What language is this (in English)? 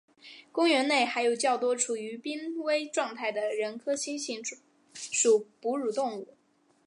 Chinese